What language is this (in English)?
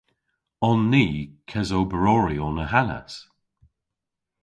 Cornish